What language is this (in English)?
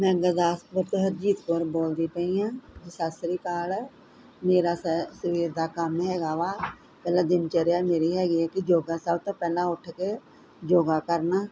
Punjabi